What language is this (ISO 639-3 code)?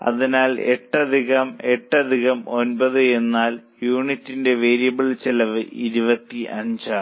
mal